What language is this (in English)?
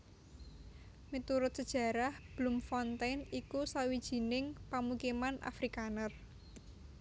Javanese